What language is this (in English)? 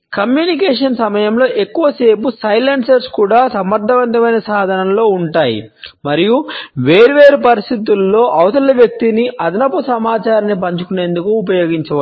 Telugu